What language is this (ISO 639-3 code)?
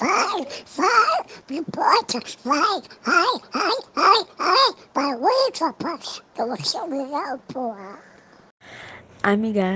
por